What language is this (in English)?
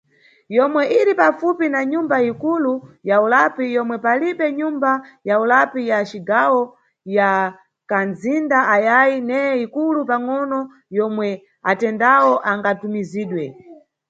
Nyungwe